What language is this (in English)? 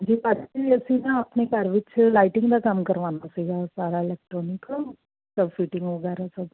Punjabi